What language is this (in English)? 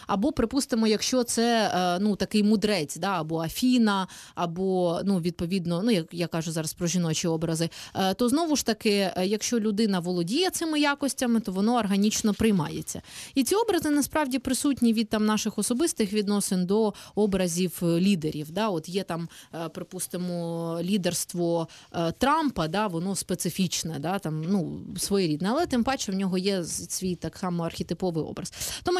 Ukrainian